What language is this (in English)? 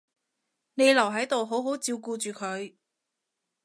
Cantonese